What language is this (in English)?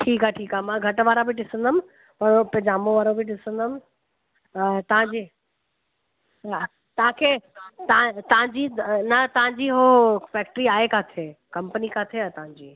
Sindhi